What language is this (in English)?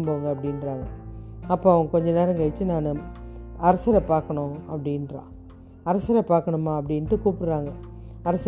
Tamil